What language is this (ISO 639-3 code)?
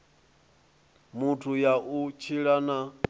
ven